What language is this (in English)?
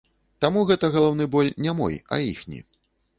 Belarusian